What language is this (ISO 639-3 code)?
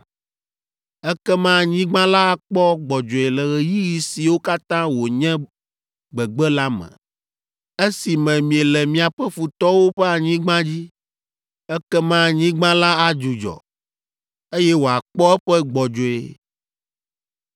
ewe